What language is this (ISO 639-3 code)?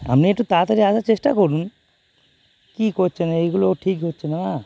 ben